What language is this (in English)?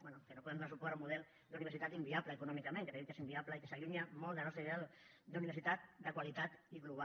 Catalan